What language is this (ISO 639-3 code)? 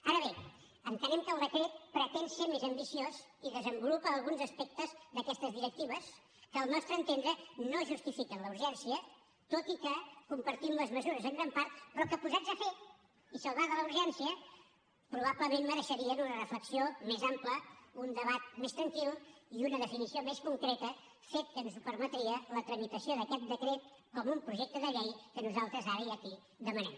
cat